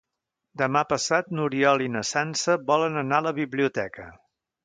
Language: Catalan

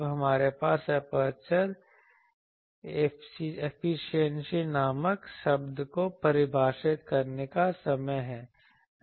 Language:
Hindi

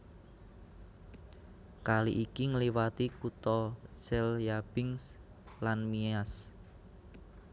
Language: Javanese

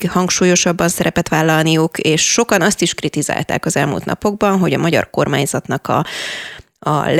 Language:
Hungarian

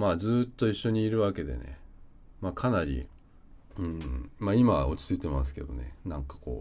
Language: Japanese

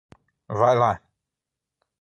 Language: Portuguese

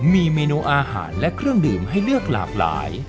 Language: Thai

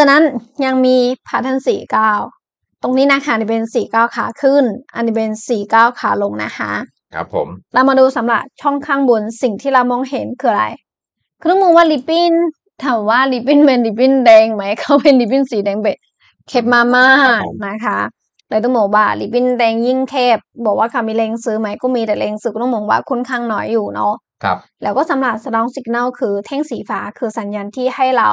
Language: Thai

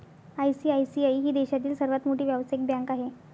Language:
Marathi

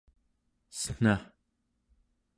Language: Central Yupik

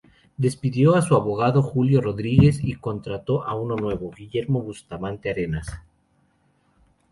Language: Spanish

